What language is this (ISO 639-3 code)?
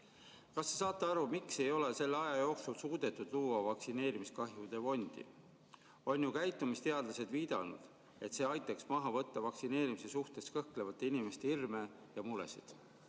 est